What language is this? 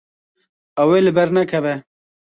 Kurdish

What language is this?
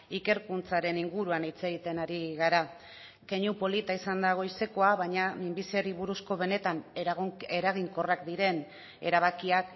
Basque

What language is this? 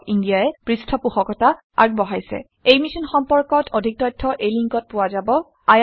Assamese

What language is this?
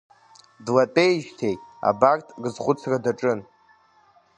Abkhazian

